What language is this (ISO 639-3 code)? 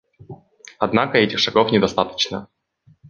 rus